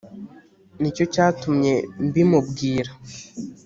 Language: Kinyarwanda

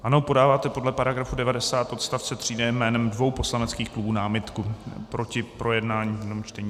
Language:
Czech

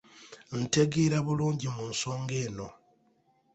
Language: Ganda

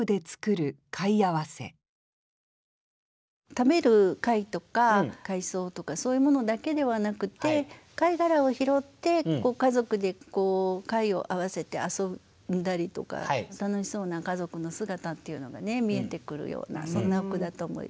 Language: Japanese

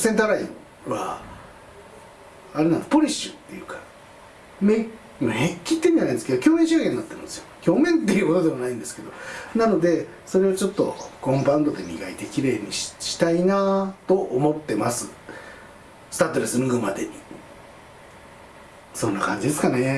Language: Japanese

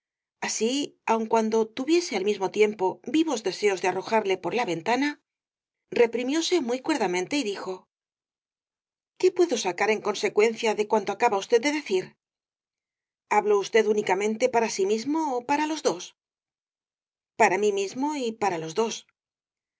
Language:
Spanish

